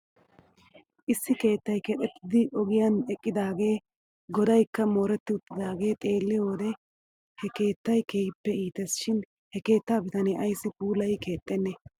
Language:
Wolaytta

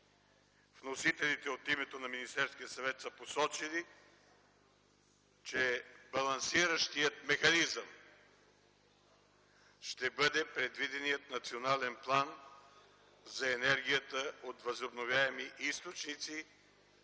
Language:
Bulgarian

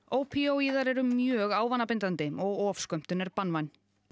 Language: Icelandic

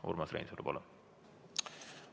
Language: Estonian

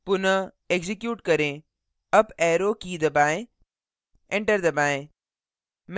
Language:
Hindi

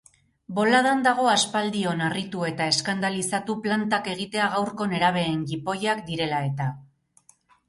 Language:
Basque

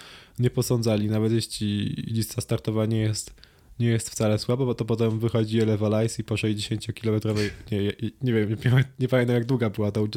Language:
Polish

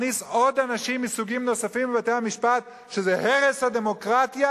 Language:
Hebrew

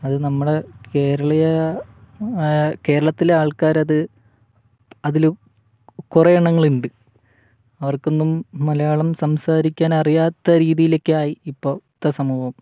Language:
Malayalam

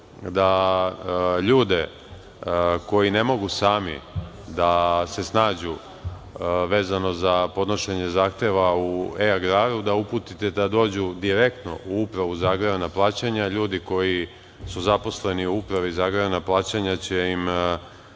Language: Serbian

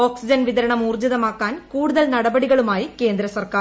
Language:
Malayalam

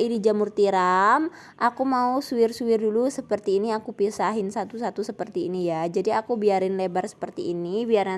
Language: Indonesian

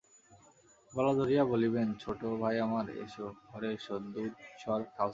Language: Bangla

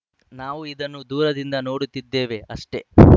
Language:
Kannada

